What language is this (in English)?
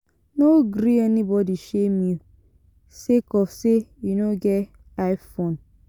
Nigerian Pidgin